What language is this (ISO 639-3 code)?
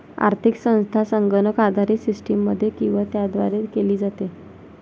mar